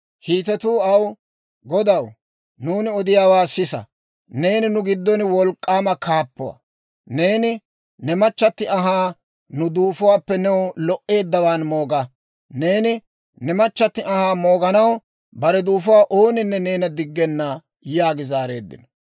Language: Dawro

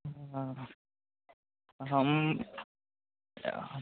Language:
Maithili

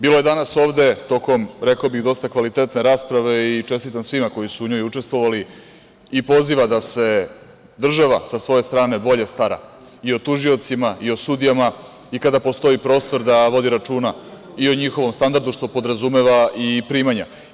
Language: Serbian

